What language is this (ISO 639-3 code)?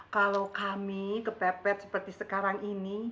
ind